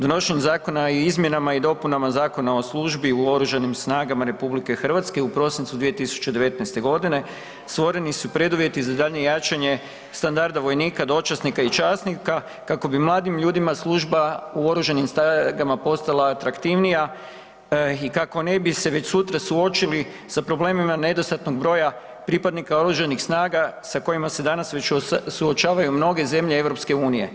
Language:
Croatian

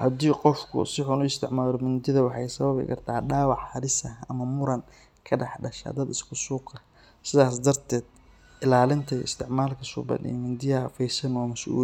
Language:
Somali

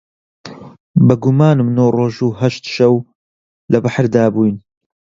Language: Central Kurdish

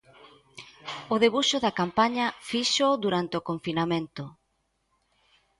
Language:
Galician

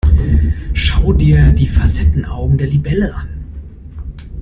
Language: German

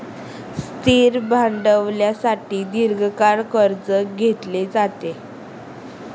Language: Marathi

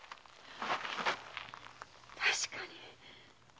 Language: Japanese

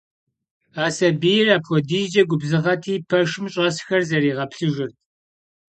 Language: Kabardian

